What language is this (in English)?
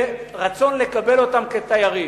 Hebrew